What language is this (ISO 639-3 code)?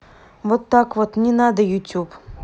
rus